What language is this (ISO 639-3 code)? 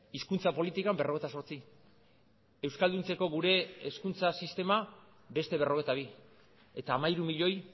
eus